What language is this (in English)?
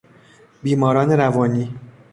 Persian